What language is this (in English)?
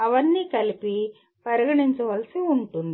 Telugu